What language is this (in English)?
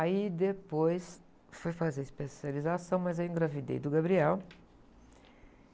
Portuguese